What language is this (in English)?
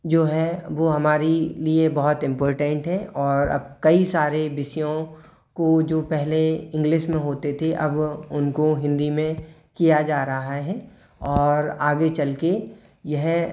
Hindi